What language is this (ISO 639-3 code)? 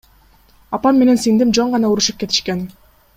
kir